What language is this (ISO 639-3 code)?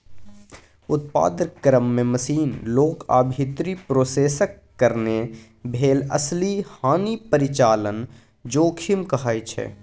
mai